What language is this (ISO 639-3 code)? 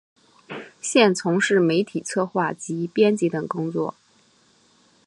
zho